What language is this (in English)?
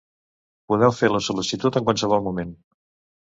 Catalan